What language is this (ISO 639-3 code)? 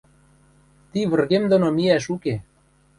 mrj